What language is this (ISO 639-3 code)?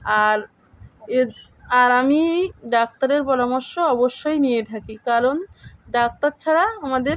ben